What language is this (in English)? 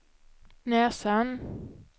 Swedish